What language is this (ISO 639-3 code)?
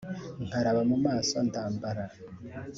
kin